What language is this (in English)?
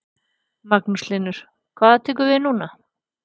Icelandic